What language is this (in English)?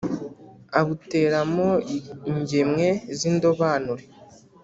Kinyarwanda